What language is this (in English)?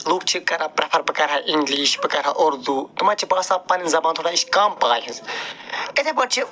Kashmiri